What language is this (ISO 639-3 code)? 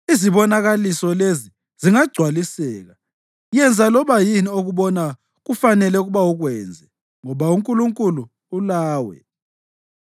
nde